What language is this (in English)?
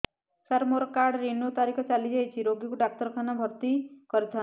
Odia